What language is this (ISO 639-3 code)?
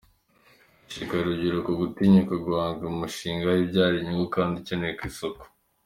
kin